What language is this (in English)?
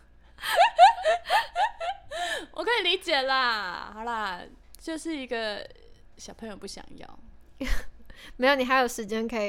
Chinese